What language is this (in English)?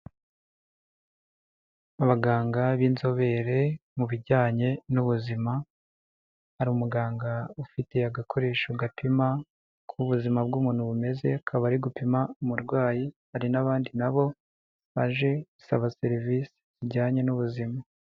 Kinyarwanda